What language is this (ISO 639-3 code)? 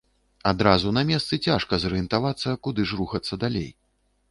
bel